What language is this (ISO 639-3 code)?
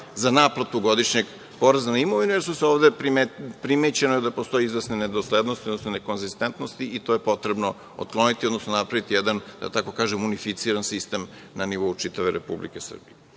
srp